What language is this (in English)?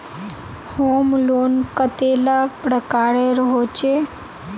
Magahi